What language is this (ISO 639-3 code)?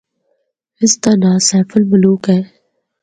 hno